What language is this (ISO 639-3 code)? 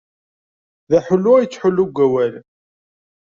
kab